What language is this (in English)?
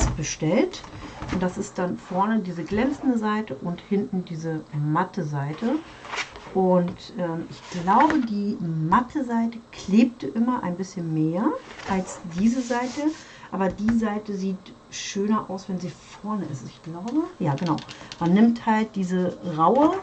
German